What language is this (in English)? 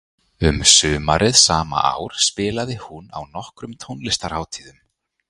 Icelandic